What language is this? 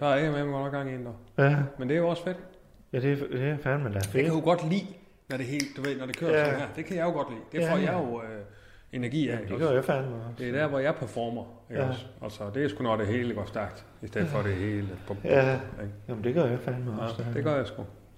Danish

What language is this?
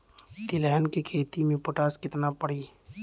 Bhojpuri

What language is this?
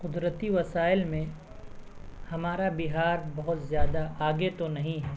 Urdu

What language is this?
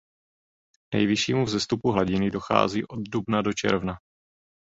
Czech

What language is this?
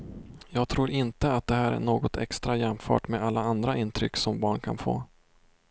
Swedish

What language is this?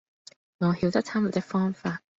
Cantonese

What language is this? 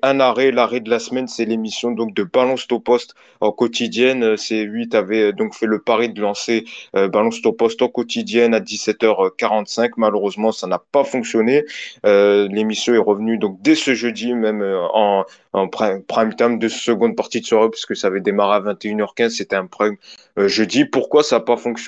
French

